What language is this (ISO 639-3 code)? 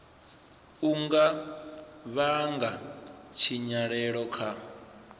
ven